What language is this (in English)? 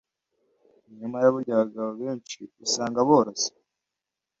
Kinyarwanda